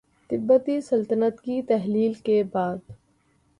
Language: Urdu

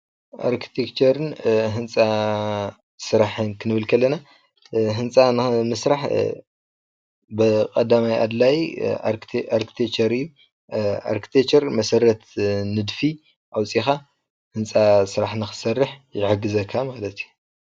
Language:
Tigrinya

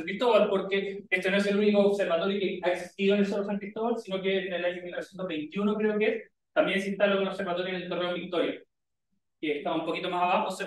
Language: Spanish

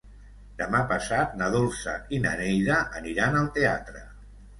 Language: Catalan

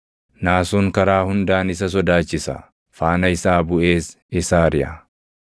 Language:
Oromo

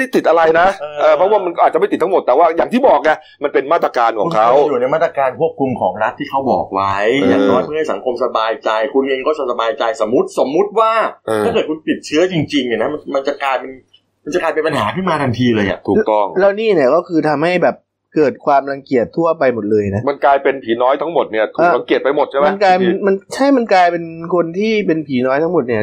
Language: Thai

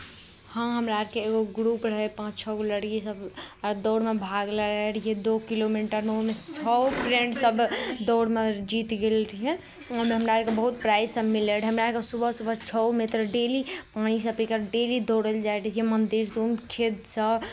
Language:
Maithili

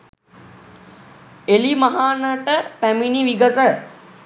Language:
Sinhala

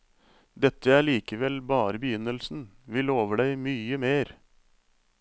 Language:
Norwegian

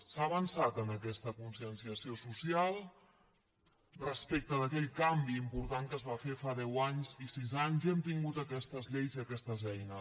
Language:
Catalan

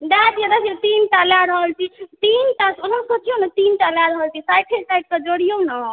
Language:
Maithili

